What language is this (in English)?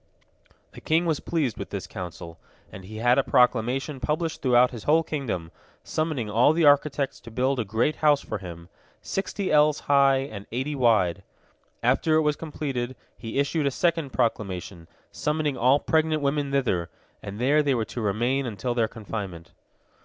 English